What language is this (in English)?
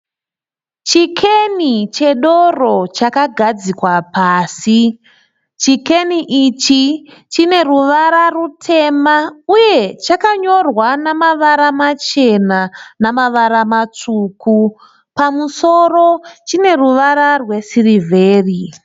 Shona